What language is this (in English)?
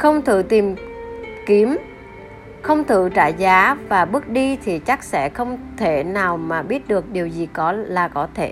Vietnamese